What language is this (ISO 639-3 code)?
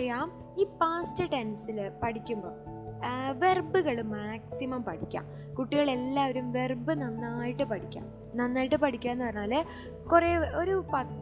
mal